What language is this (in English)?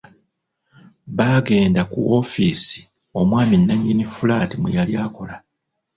Ganda